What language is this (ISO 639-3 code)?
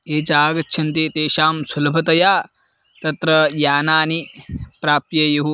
san